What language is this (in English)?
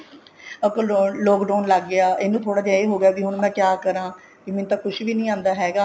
Punjabi